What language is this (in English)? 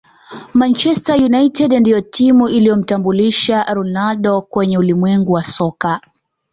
Swahili